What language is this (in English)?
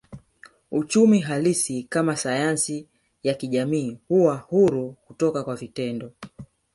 Swahili